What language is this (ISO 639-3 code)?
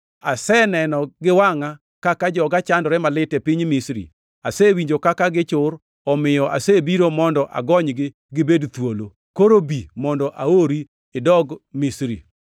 luo